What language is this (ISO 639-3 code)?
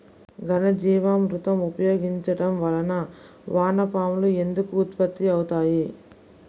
tel